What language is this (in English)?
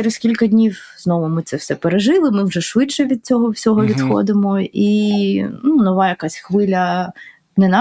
Ukrainian